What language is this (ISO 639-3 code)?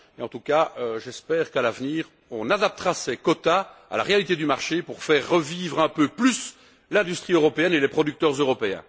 fra